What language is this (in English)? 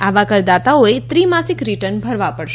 Gujarati